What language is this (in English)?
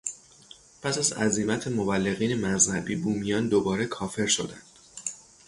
Persian